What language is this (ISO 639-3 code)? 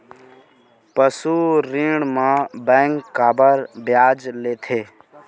hne